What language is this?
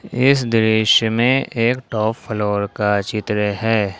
Hindi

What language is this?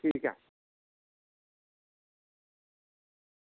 Dogri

